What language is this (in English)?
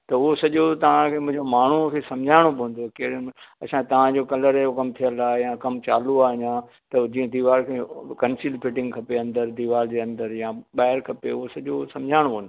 Sindhi